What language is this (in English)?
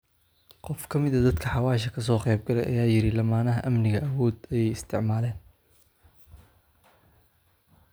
Somali